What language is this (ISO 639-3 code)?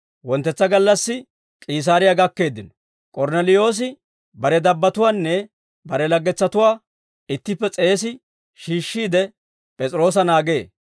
dwr